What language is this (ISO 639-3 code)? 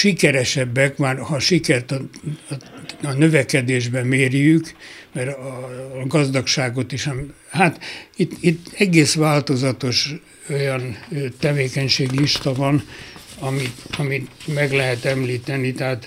hun